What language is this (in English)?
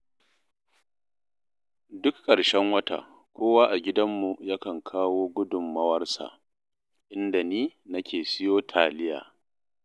Hausa